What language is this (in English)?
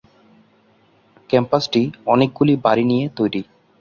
Bangla